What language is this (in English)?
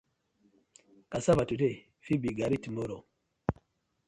Nigerian Pidgin